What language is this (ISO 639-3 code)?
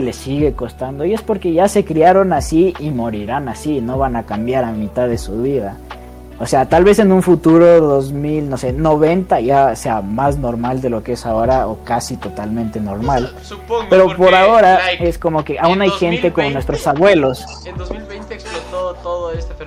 spa